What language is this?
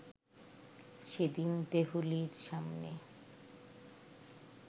Bangla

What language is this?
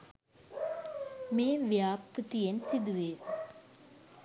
Sinhala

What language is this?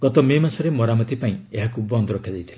Odia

